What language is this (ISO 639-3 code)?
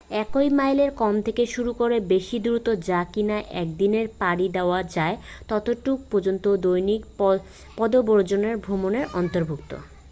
ben